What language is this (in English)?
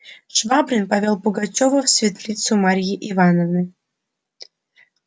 Russian